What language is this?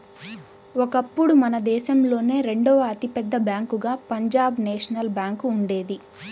Telugu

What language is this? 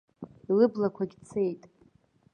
Abkhazian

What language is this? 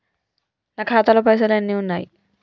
Telugu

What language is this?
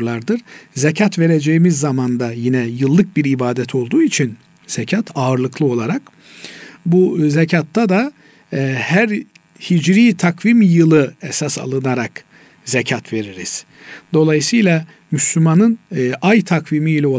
Turkish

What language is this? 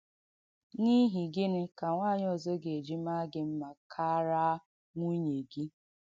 Igbo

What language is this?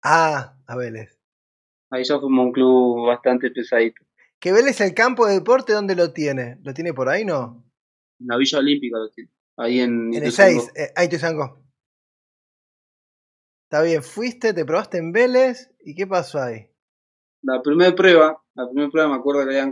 Spanish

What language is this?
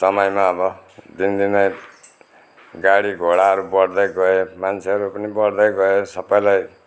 Nepali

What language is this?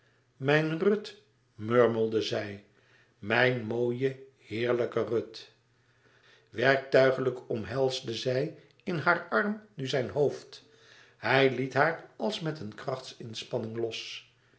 Dutch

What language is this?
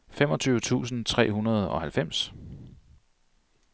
Danish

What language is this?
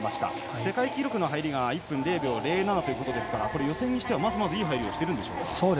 Japanese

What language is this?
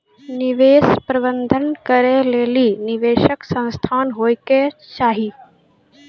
Maithili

